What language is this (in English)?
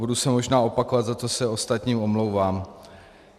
Czech